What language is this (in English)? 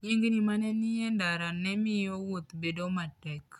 Luo (Kenya and Tanzania)